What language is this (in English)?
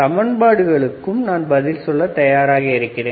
Tamil